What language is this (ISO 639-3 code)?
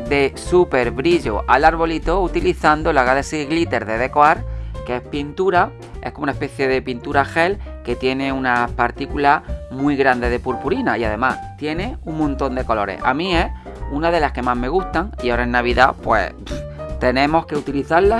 spa